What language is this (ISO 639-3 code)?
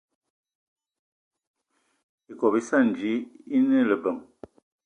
eto